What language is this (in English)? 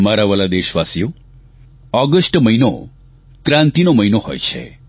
Gujarati